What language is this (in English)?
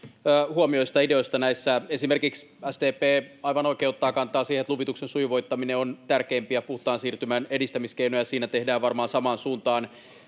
Finnish